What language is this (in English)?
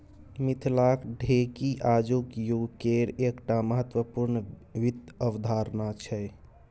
Maithili